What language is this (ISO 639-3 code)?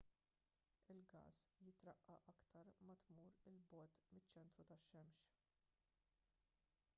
mlt